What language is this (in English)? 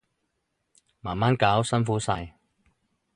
Cantonese